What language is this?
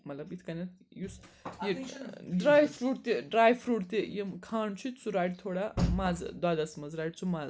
Kashmiri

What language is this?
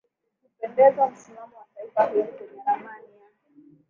Swahili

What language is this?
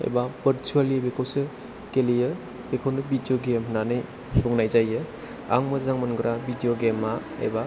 Bodo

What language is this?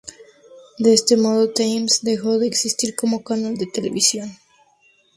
Spanish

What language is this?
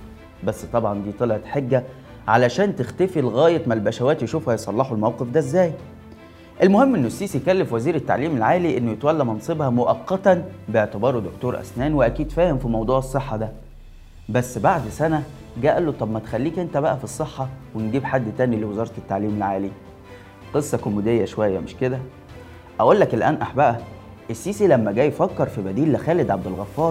Arabic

